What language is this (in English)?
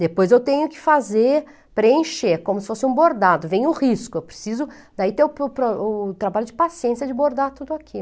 Portuguese